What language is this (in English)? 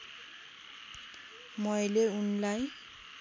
Nepali